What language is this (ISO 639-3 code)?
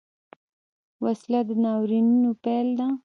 pus